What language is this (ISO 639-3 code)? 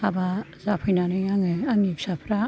brx